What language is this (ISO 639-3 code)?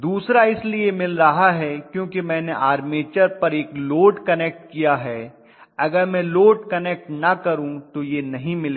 hin